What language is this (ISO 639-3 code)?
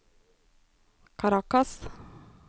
nor